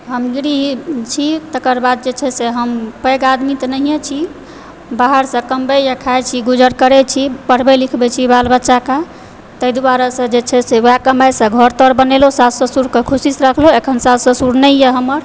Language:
Maithili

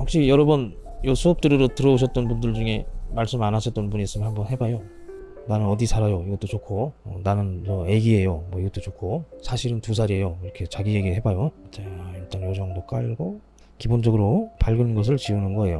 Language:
Korean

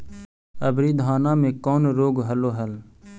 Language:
Magahi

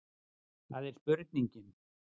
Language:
Icelandic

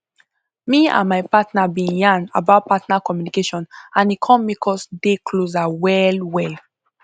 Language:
Nigerian Pidgin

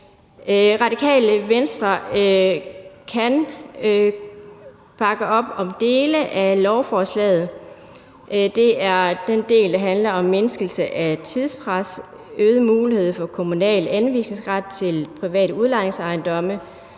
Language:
Danish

